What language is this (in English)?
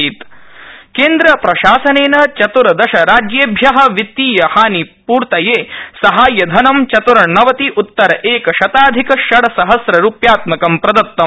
Sanskrit